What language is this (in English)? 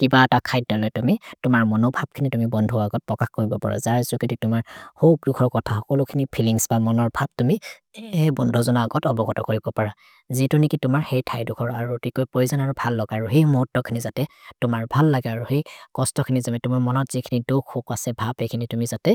Maria (India)